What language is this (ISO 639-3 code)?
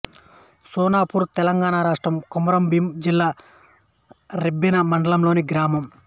tel